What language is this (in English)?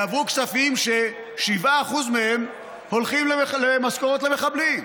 Hebrew